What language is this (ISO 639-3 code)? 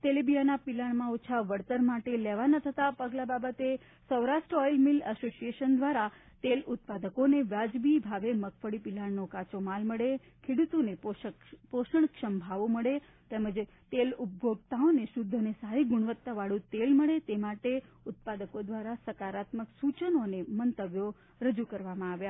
guj